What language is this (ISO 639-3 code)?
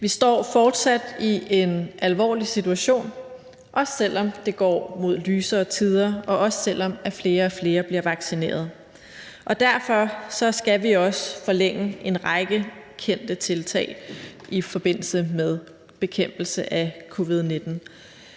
dan